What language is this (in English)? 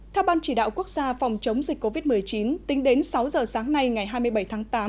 Vietnamese